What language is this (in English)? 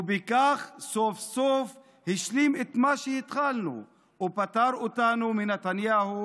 Hebrew